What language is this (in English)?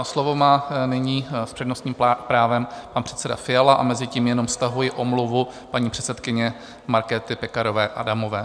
Czech